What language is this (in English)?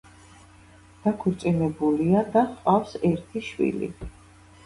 Georgian